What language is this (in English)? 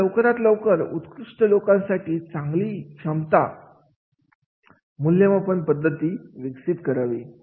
Marathi